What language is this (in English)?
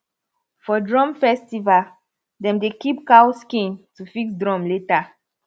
Nigerian Pidgin